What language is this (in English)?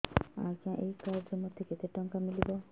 Odia